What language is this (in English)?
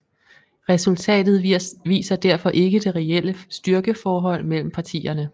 Danish